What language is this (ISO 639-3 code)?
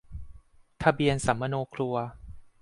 tha